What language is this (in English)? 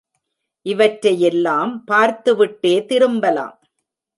Tamil